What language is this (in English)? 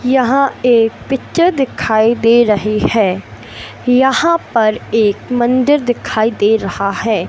Hindi